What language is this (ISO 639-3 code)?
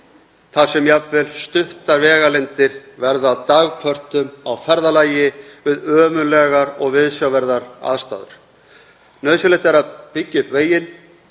isl